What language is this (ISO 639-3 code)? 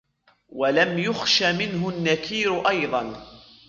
ara